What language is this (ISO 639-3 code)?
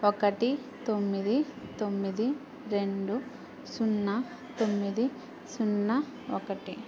tel